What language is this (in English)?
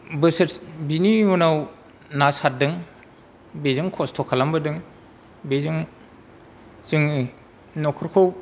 Bodo